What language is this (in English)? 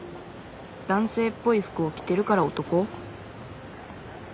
Japanese